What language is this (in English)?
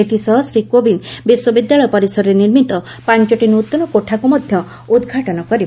Odia